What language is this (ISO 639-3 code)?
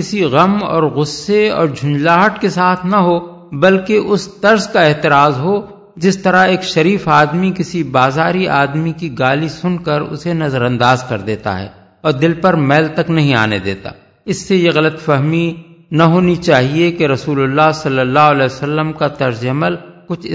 urd